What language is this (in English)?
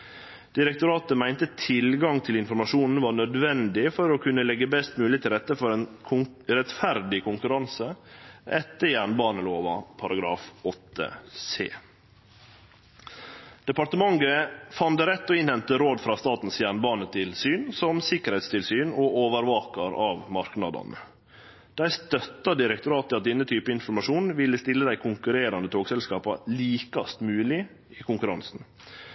Norwegian Nynorsk